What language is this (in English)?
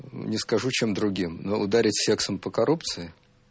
Russian